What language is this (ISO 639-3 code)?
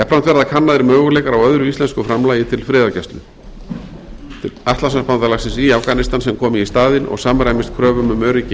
isl